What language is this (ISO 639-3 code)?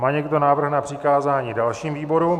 ces